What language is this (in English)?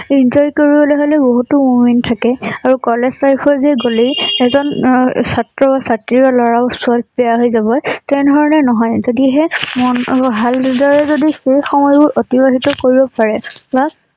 Assamese